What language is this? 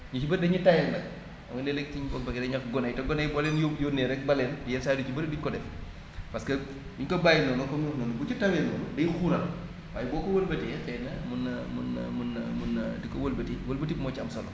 Wolof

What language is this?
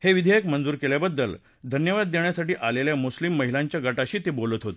Marathi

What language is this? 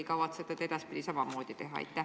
Estonian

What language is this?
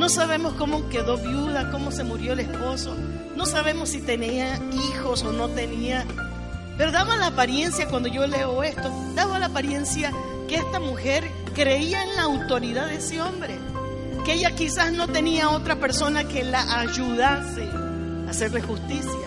Spanish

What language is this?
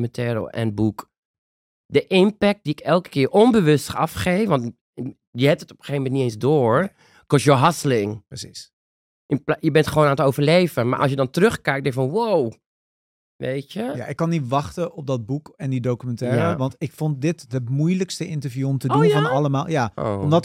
Dutch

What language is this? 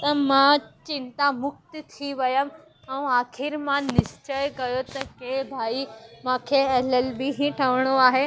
Sindhi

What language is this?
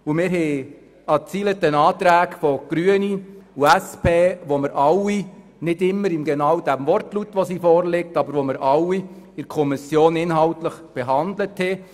Swiss German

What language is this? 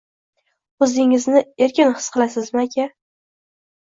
Uzbek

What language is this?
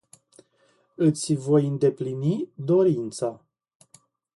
Romanian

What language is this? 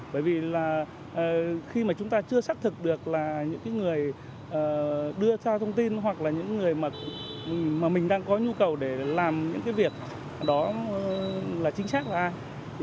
Vietnamese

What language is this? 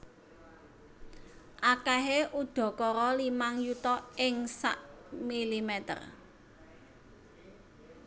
Javanese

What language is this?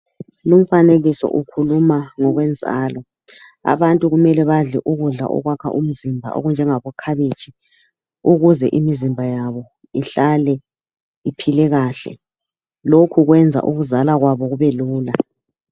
North Ndebele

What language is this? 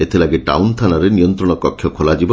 Odia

